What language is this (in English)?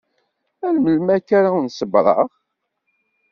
Kabyle